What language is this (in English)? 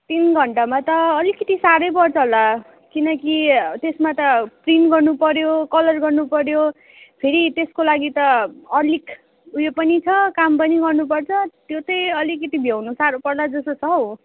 Nepali